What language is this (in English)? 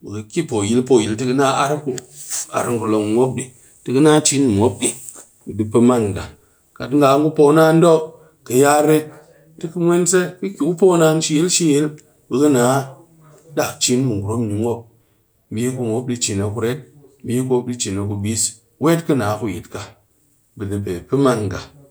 Cakfem-Mushere